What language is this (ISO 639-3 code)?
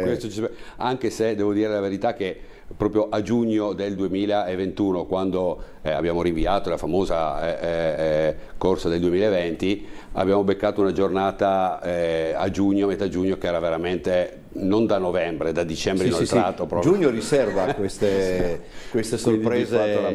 ita